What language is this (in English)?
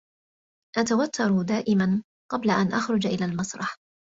Arabic